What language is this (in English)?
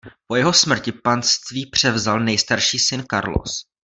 Czech